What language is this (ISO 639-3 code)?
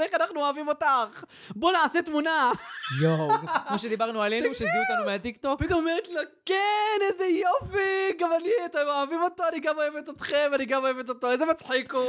heb